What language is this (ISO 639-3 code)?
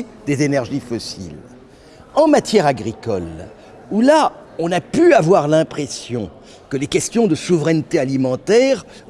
fra